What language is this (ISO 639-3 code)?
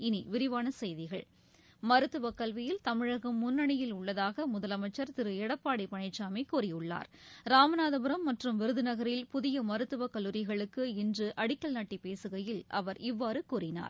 tam